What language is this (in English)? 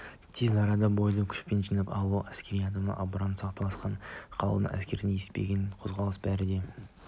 Kazakh